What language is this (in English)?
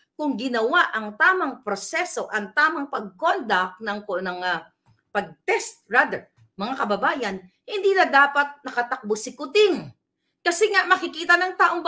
Filipino